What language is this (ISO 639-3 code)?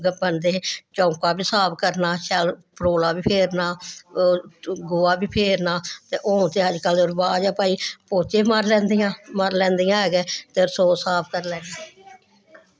doi